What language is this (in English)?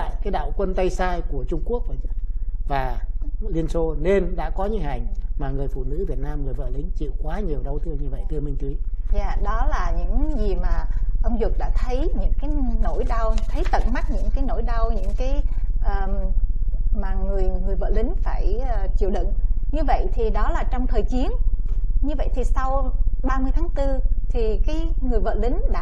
Vietnamese